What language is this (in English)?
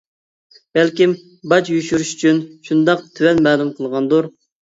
Uyghur